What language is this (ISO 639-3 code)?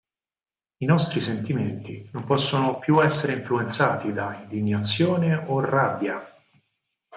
ita